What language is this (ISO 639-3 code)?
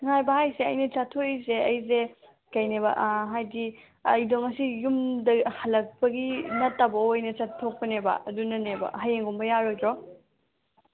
mni